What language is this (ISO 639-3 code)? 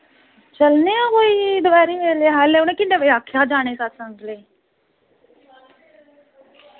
doi